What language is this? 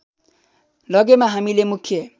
Nepali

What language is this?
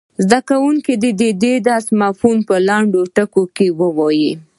Pashto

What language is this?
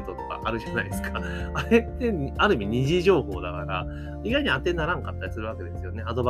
Japanese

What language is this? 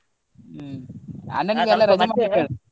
Kannada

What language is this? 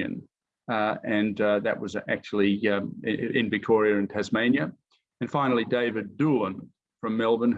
English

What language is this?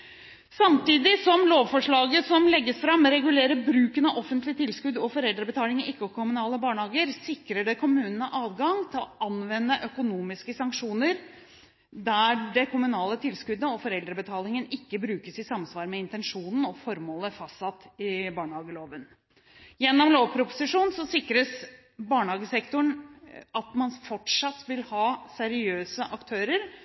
Norwegian Bokmål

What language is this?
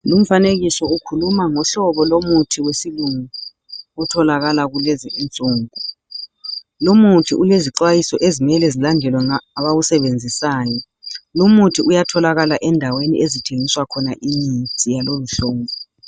North Ndebele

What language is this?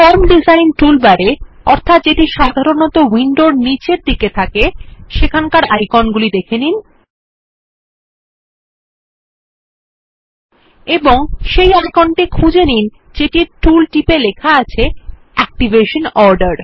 Bangla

